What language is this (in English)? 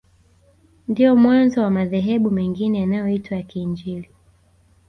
Swahili